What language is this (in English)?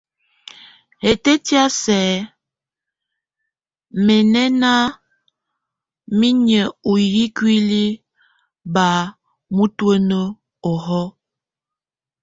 Tunen